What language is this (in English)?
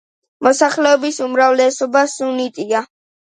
Georgian